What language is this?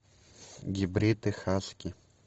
Russian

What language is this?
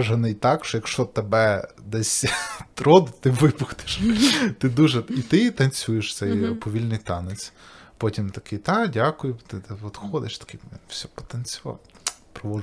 Ukrainian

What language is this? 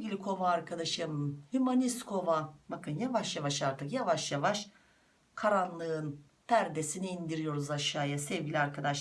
Turkish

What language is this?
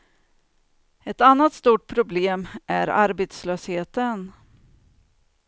Swedish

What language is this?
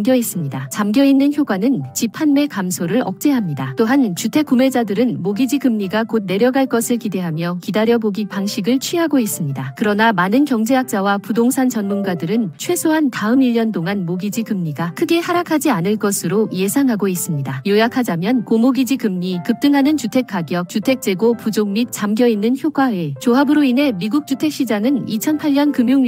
Korean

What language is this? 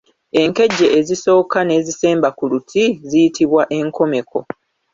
Ganda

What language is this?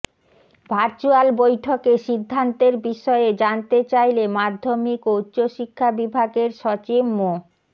Bangla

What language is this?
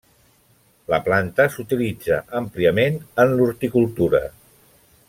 Catalan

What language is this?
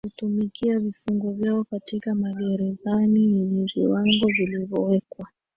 Swahili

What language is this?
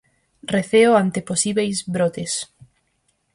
Galician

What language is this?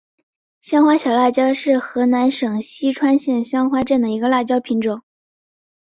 Chinese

